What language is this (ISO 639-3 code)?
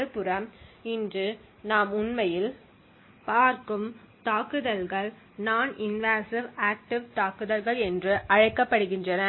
tam